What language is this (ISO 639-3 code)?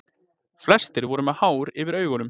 isl